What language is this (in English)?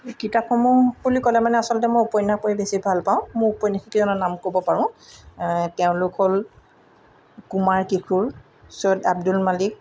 Assamese